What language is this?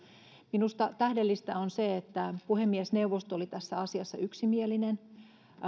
Finnish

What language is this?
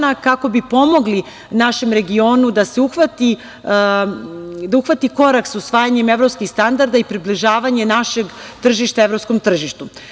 Serbian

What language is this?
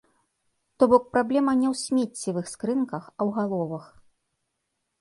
Belarusian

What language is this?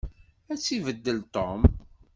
Kabyle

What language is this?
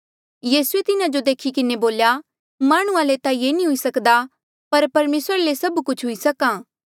Mandeali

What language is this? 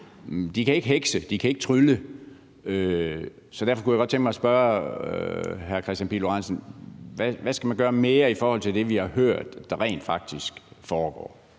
Danish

